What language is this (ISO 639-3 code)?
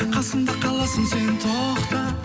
kaz